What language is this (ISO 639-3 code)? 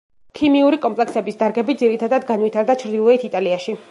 kat